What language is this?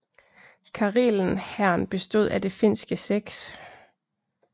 Danish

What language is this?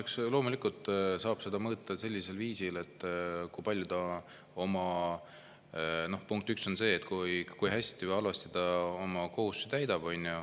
Estonian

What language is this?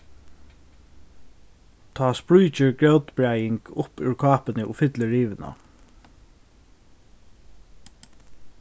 Faroese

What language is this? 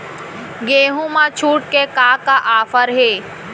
Chhattisgarhi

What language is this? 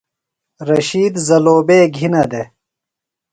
Phalura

